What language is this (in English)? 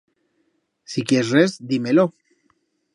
Aragonese